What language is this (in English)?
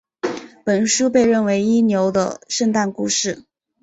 Chinese